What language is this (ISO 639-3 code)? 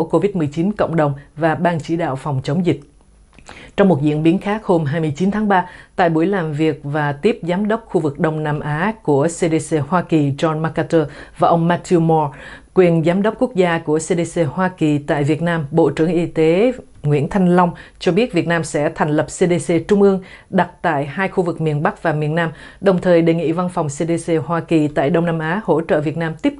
vie